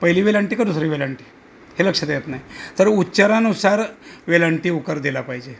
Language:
Marathi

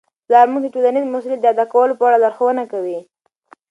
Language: Pashto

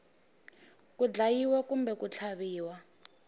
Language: Tsonga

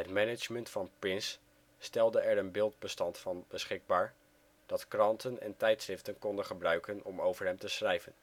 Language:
Dutch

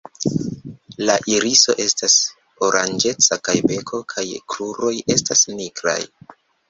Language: Esperanto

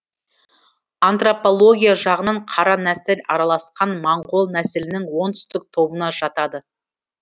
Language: Kazakh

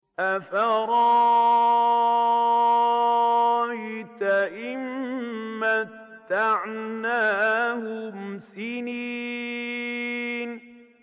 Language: Arabic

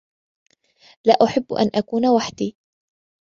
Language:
Arabic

